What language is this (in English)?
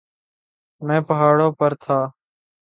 Urdu